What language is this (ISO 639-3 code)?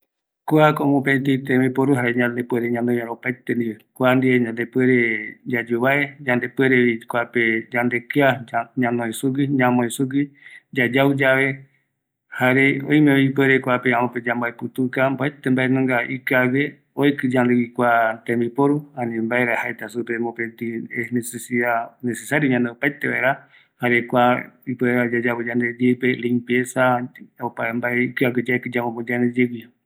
gui